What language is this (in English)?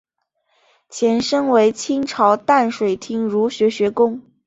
Chinese